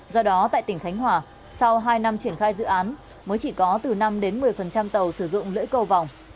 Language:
Vietnamese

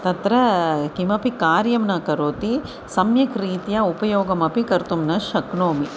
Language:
Sanskrit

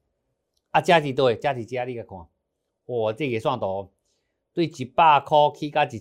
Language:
Chinese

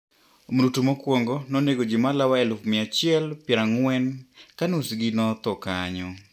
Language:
Luo (Kenya and Tanzania)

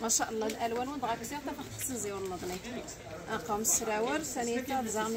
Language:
Arabic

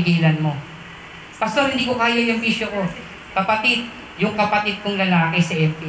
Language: Filipino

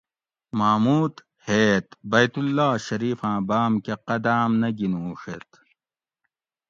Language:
Gawri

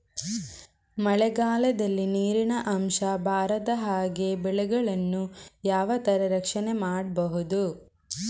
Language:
Kannada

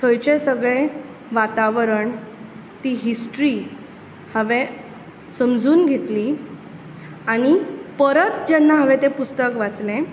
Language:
Konkani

